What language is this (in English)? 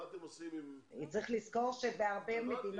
Hebrew